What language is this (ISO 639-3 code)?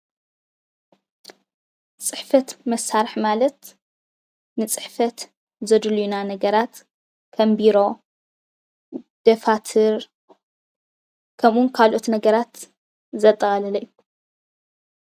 tir